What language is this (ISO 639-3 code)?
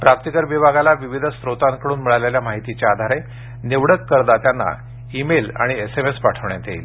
mar